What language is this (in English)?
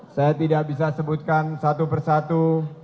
Indonesian